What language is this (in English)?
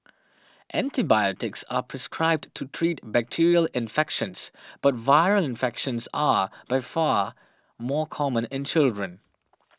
English